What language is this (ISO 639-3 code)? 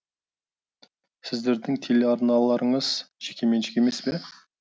kaz